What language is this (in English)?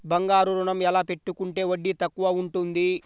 Telugu